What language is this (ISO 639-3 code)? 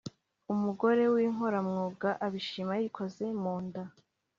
kin